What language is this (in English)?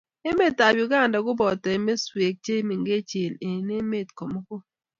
Kalenjin